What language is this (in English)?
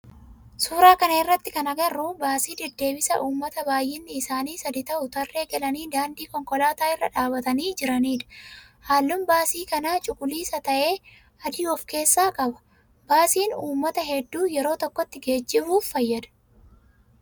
Oromo